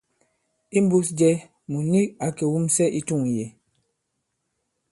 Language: Bankon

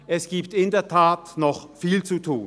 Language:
Swiss German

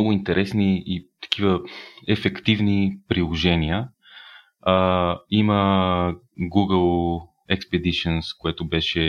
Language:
Bulgarian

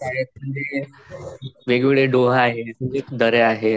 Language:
Marathi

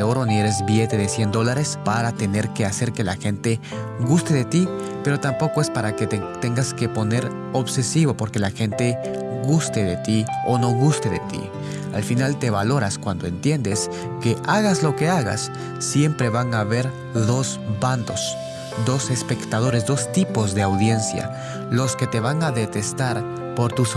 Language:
Spanish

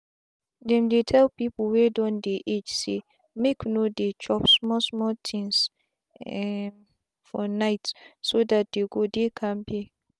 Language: Nigerian Pidgin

